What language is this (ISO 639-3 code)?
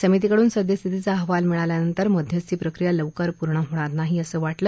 mar